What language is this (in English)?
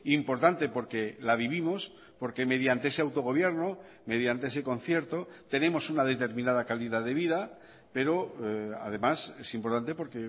Spanish